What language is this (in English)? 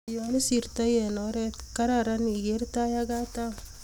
Kalenjin